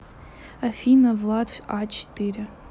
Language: Russian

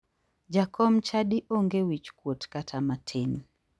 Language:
Luo (Kenya and Tanzania)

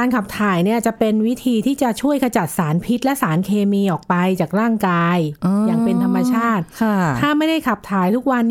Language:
Thai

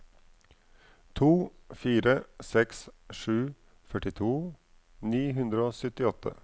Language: Norwegian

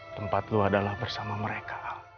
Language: Indonesian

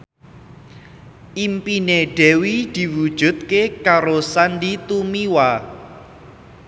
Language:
Javanese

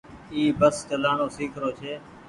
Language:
Goaria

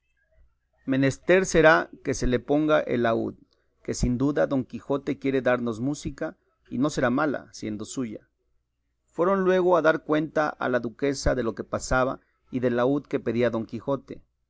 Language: Spanish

